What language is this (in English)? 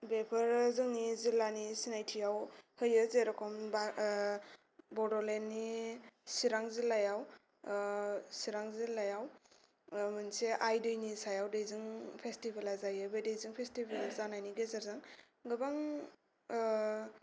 Bodo